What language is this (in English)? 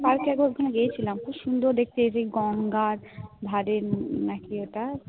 Bangla